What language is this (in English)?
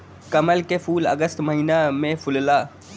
Bhojpuri